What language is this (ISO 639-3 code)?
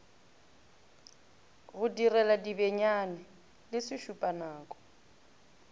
nso